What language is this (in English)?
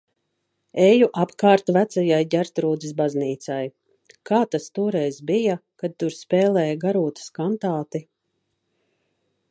Latvian